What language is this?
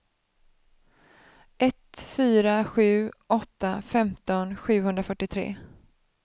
Swedish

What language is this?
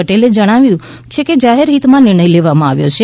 Gujarati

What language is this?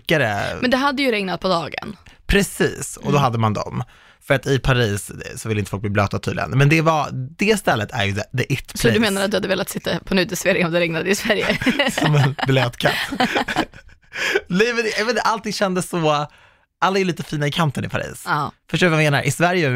Swedish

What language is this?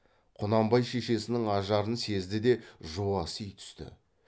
Kazakh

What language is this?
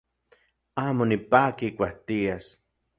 Central Puebla Nahuatl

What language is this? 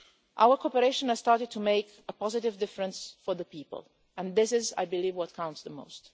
English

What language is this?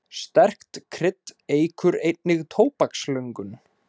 Icelandic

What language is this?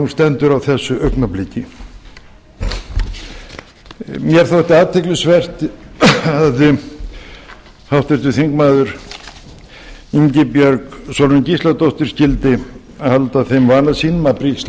Icelandic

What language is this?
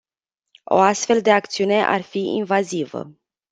Romanian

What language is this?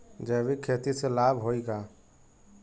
Bhojpuri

